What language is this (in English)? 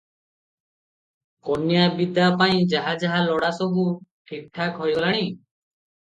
Odia